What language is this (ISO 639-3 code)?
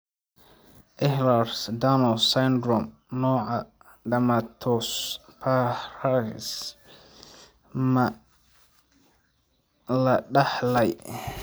som